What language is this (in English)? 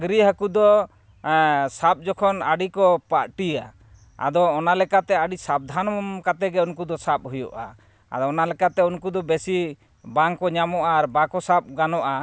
Santali